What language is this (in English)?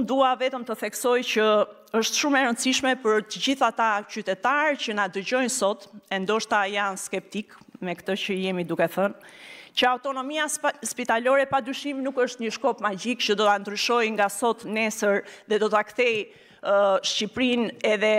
Romanian